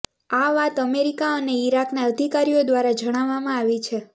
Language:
Gujarati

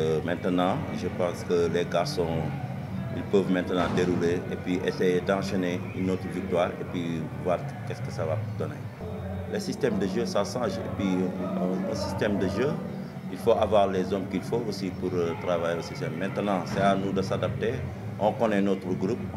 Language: French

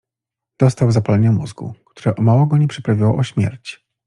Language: Polish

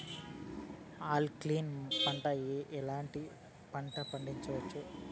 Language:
Telugu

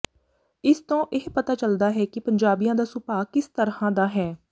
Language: Punjabi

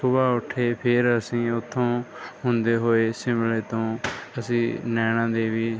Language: Punjabi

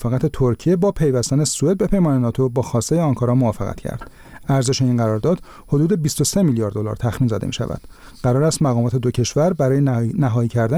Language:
Persian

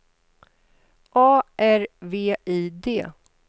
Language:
Swedish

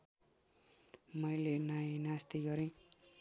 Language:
Nepali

